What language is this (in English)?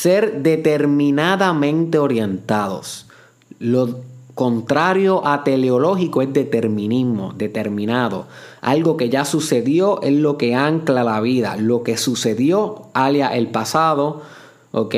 Spanish